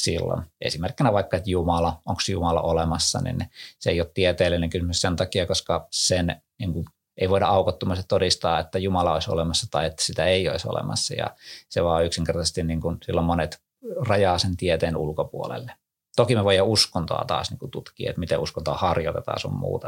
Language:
Finnish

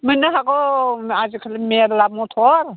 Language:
Bodo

